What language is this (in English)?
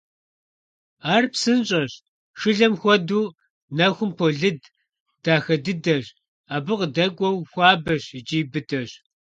Kabardian